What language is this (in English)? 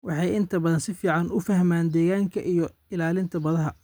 Somali